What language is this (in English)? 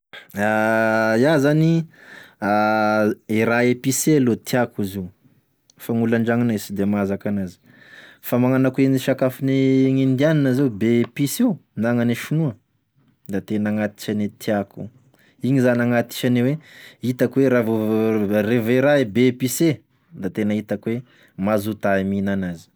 Tesaka Malagasy